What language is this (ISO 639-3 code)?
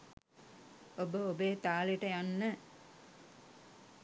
sin